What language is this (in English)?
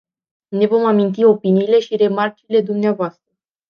Romanian